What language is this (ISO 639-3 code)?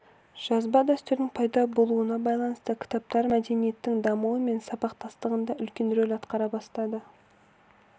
kaz